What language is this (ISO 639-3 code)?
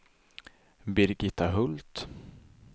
swe